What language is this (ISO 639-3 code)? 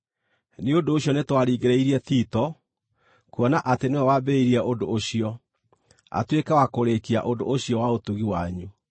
kik